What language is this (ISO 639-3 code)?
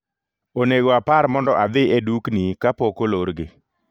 luo